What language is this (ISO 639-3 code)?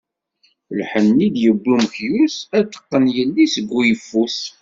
kab